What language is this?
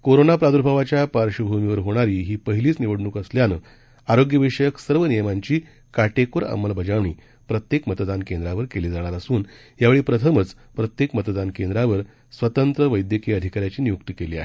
Marathi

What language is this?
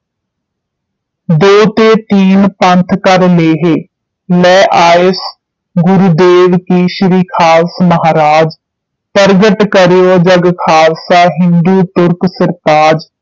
Punjabi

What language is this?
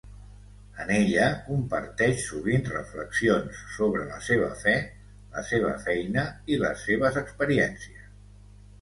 Catalan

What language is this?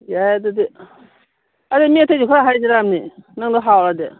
Manipuri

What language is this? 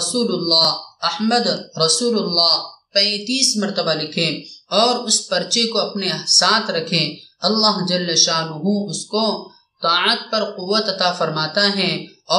Arabic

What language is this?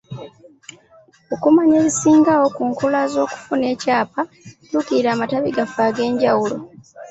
Ganda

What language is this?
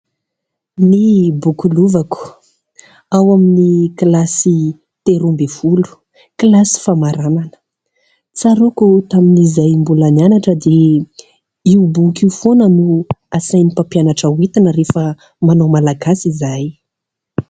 Malagasy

